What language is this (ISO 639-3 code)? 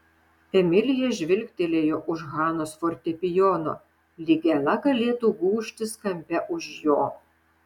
lit